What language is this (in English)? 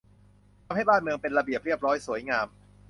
Thai